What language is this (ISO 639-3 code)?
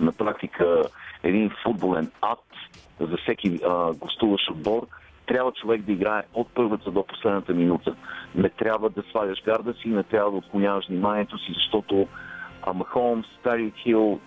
bul